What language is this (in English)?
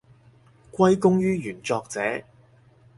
Cantonese